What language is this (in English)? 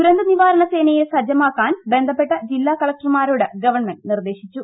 Malayalam